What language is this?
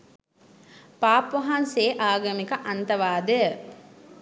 Sinhala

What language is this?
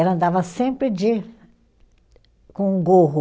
Portuguese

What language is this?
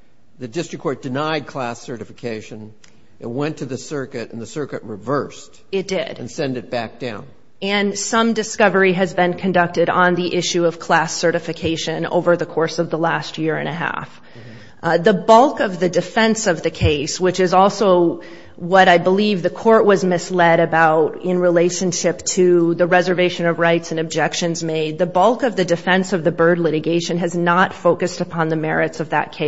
English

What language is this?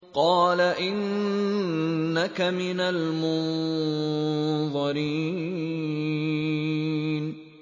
Arabic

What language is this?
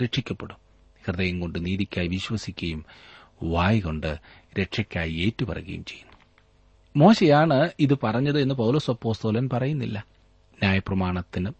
Malayalam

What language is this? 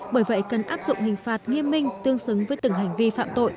Vietnamese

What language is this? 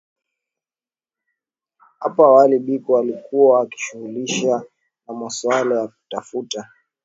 Swahili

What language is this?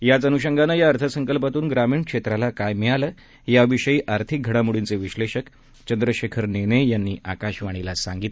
Marathi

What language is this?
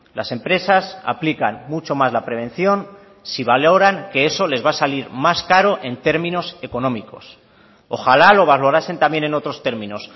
Spanish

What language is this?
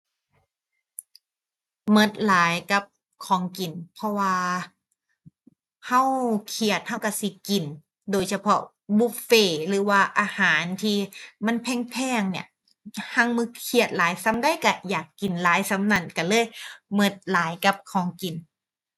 Thai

